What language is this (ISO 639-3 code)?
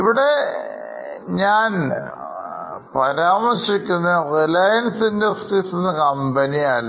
mal